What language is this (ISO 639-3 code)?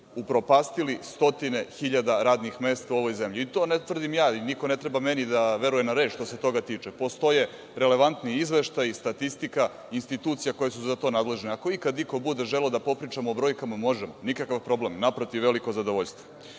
srp